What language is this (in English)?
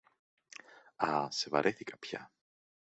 Greek